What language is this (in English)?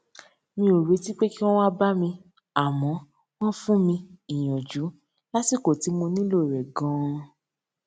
Yoruba